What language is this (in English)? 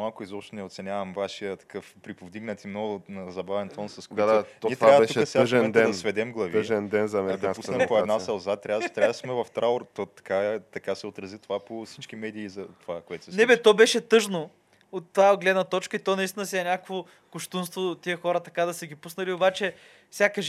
Bulgarian